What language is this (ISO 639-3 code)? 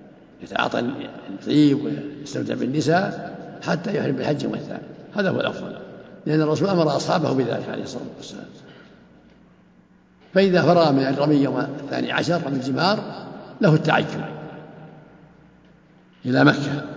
ara